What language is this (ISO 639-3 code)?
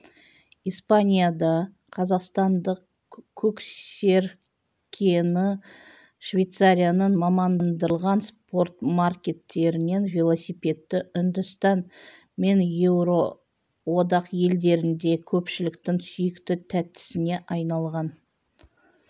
kaz